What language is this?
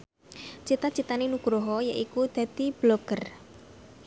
Javanese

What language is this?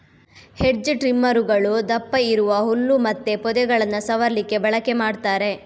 Kannada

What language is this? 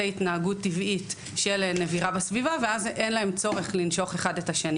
Hebrew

